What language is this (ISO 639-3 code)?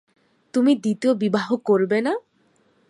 ben